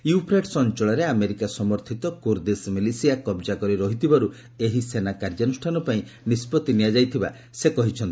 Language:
Odia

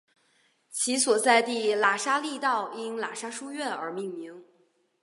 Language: Chinese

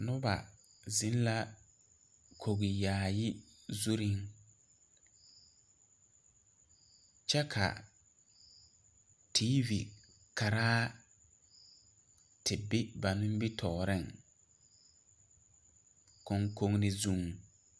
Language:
Southern Dagaare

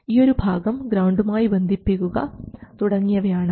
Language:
Malayalam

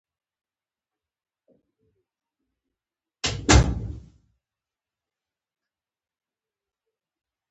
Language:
Pashto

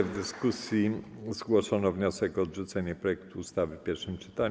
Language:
Polish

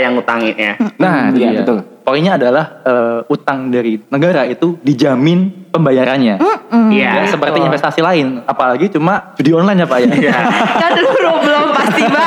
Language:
Indonesian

